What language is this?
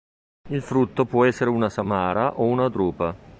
Italian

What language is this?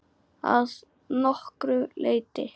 Icelandic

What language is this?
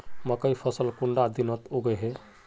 Magahi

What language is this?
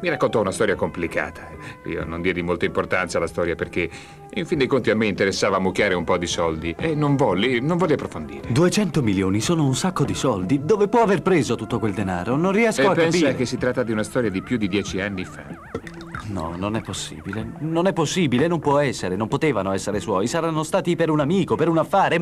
Italian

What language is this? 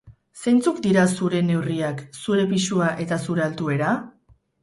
Basque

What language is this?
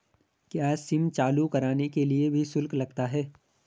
Hindi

